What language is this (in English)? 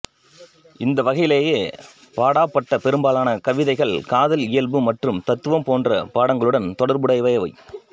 Tamil